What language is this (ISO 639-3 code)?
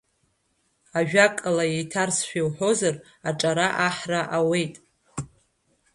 abk